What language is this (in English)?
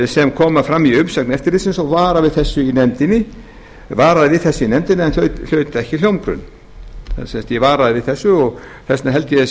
Icelandic